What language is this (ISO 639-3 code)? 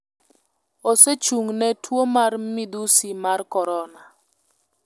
luo